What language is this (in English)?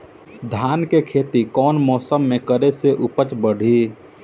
Bhojpuri